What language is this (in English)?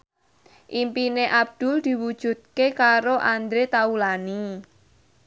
Javanese